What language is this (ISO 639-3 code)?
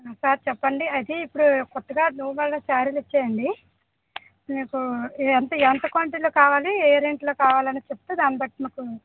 tel